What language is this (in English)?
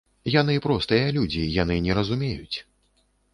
Belarusian